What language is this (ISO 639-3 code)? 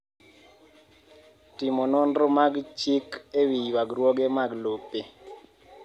luo